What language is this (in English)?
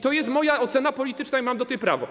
Polish